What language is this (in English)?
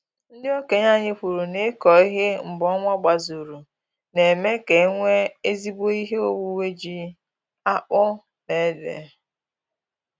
Igbo